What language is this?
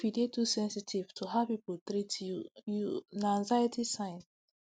Nigerian Pidgin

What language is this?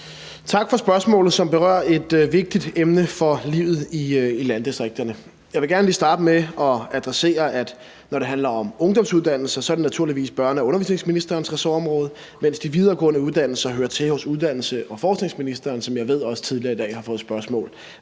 Danish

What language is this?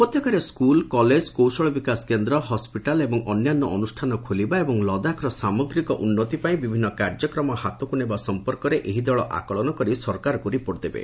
Odia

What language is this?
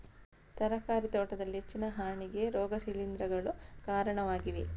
Kannada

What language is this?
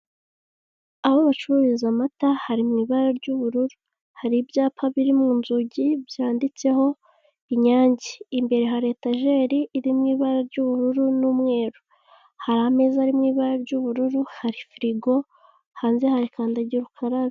Kinyarwanda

